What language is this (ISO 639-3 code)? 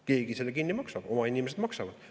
est